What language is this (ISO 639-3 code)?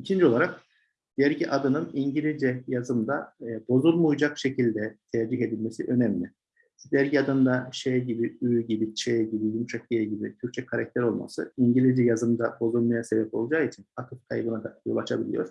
tur